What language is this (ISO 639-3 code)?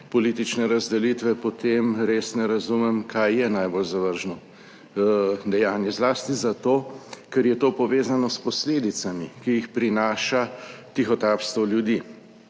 slv